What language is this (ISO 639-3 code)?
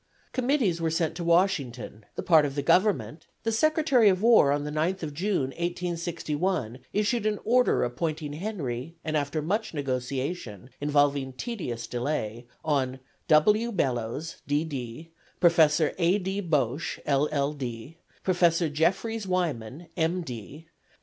eng